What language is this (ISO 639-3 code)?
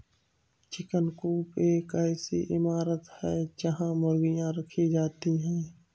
hin